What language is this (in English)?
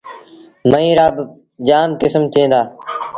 Sindhi Bhil